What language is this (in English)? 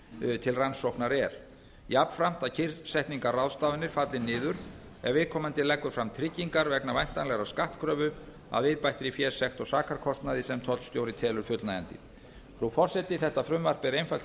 Icelandic